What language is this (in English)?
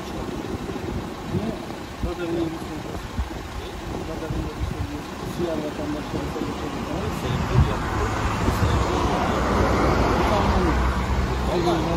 Turkish